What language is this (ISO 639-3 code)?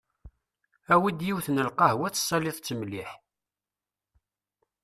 kab